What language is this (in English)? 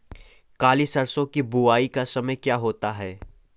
Hindi